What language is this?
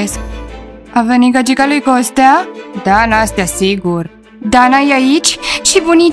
Romanian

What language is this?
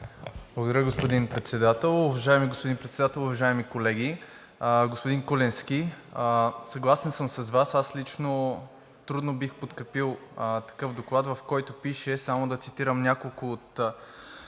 Bulgarian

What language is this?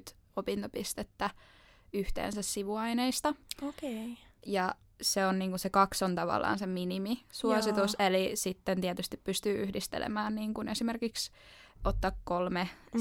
Finnish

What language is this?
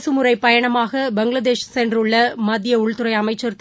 Tamil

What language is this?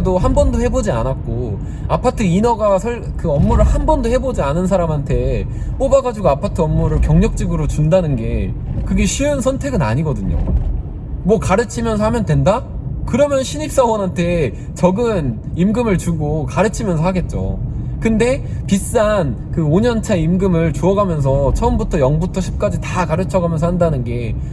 Korean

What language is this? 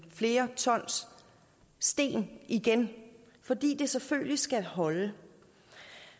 Danish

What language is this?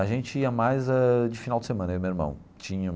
Portuguese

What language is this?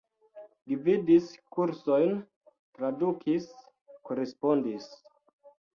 Esperanto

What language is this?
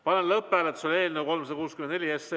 Estonian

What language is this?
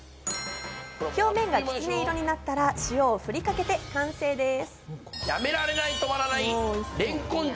Japanese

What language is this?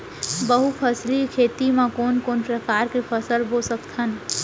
Chhattisgarhi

